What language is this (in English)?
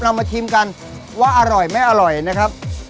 Thai